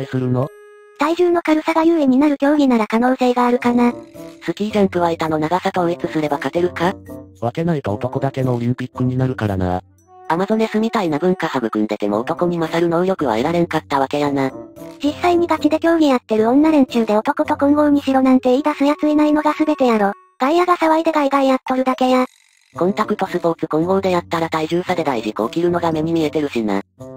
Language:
Japanese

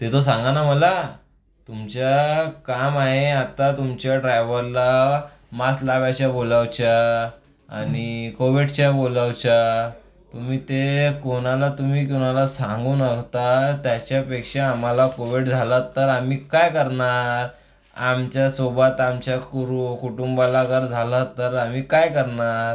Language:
Marathi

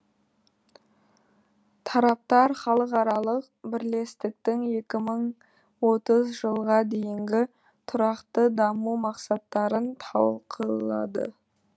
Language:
Kazakh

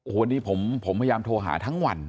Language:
Thai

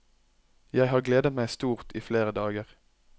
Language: Norwegian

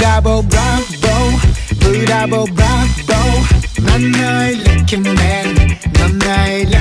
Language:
Korean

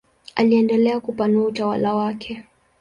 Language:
Swahili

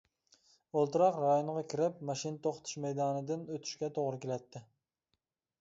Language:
Uyghur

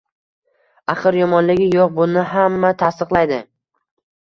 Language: Uzbek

